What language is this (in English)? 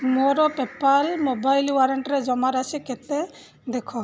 Odia